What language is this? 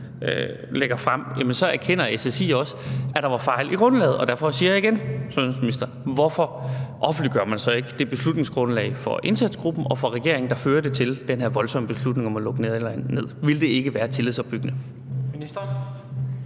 Danish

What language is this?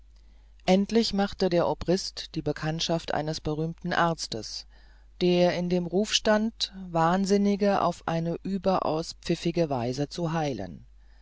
German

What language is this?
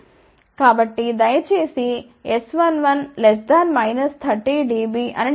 Telugu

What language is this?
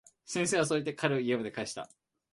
Japanese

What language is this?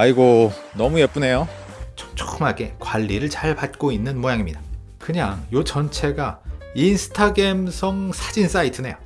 Korean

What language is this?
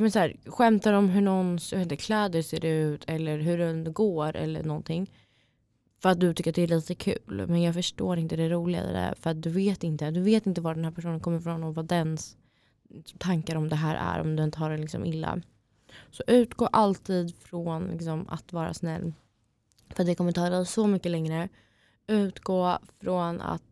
Swedish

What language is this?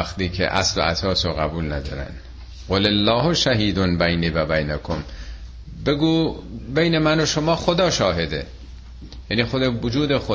Persian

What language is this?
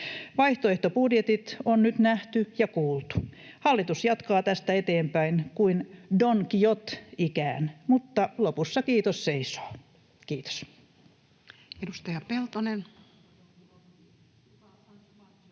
Finnish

